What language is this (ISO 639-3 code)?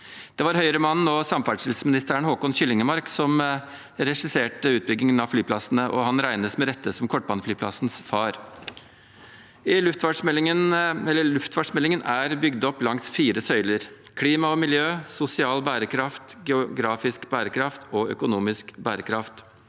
nor